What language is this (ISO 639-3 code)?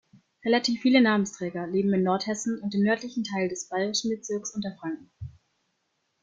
deu